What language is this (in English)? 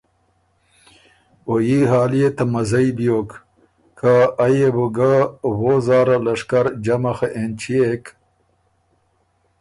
Ormuri